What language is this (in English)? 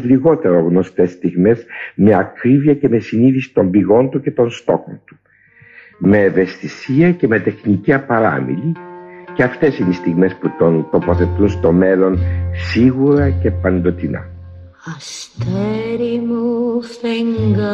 Greek